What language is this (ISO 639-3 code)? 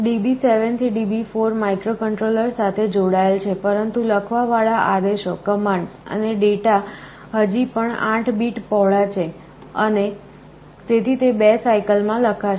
guj